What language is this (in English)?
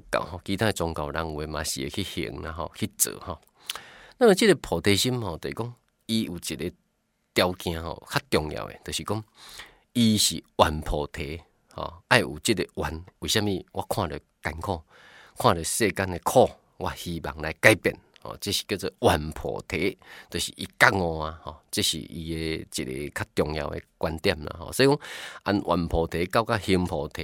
Chinese